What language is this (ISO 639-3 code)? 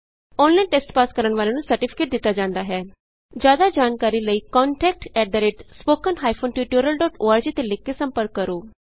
pan